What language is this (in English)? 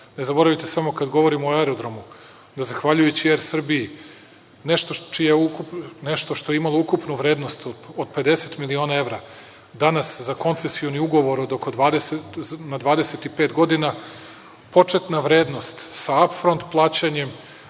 Serbian